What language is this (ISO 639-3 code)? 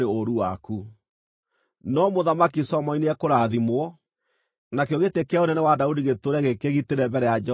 kik